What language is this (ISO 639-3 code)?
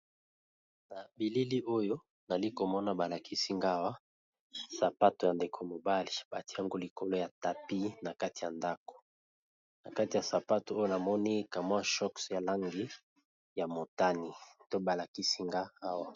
lin